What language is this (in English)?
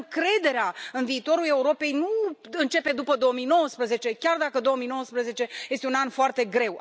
Romanian